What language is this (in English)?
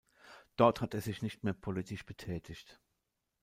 German